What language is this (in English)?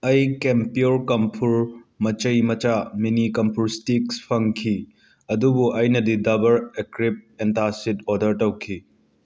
Manipuri